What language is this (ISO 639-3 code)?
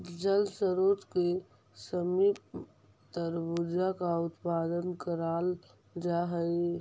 mag